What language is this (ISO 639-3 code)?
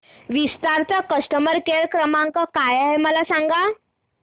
mar